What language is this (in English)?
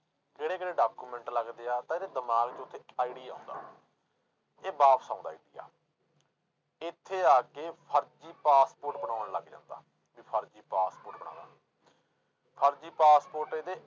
Punjabi